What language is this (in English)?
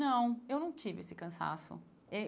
Portuguese